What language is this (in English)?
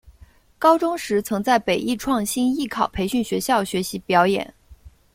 Chinese